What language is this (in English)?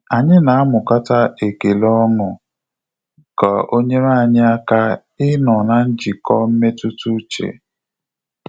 Igbo